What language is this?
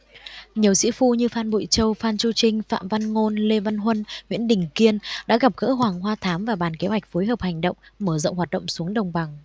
Vietnamese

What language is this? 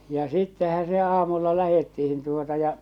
Finnish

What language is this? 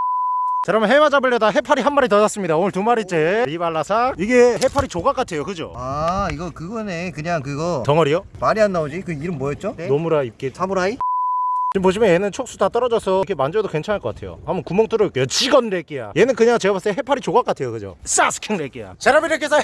Korean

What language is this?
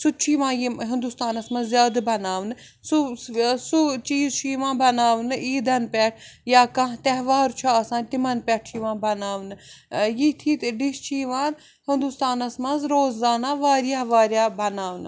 Kashmiri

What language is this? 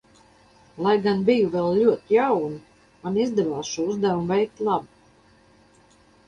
Latvian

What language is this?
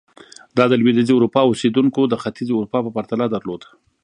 Pashto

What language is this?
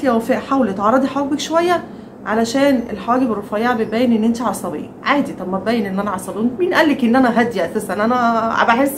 Arabic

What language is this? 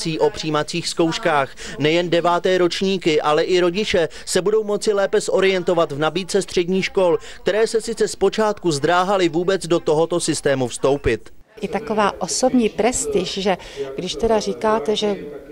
Czech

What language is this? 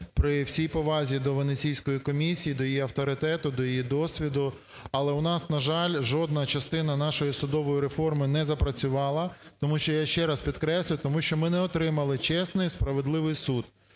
Ukrainian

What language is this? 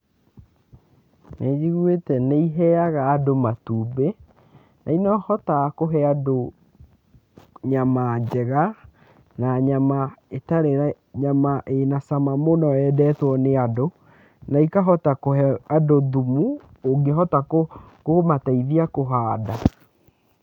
Kikuyu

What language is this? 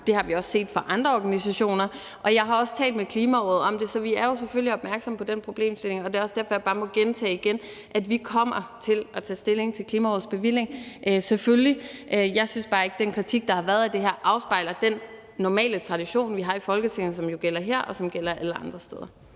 Danish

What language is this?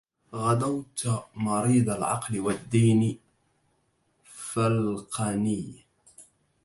Arabic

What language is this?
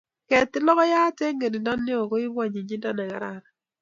Kalenjin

